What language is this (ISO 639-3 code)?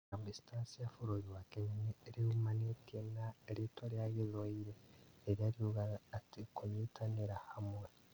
kik